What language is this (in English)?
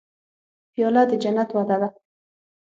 Pashto